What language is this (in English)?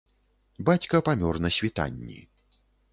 Belarusian